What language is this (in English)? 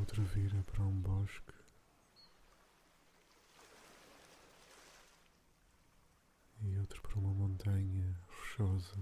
Portuguese